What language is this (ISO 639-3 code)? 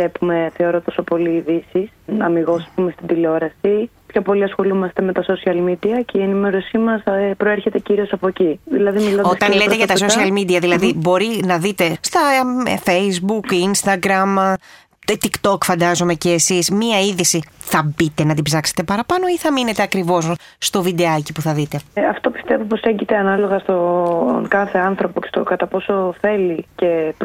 ell